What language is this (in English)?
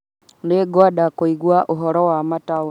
Kikuyu